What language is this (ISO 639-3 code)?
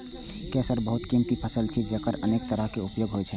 mai